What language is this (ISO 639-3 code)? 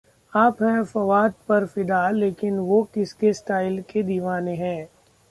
hin